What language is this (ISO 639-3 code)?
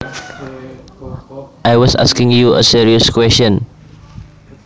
jav